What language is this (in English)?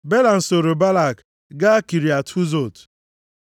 Igbo